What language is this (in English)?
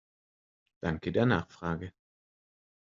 German